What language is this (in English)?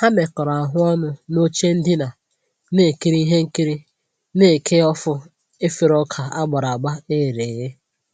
Igbo